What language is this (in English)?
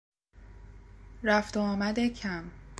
Persian